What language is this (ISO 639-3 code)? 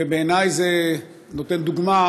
heb